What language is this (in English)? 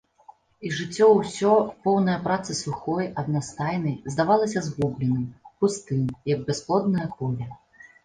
Belarusian